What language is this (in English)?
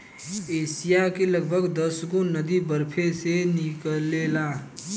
Bhojpuri